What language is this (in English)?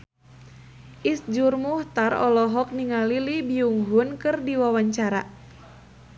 Sundanese